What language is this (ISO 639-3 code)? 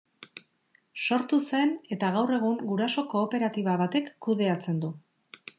eus